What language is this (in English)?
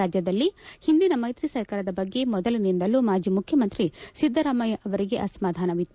Kannada